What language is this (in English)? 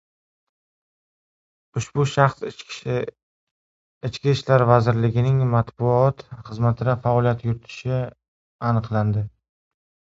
Uzbek